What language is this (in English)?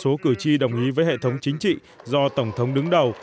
Vietnamese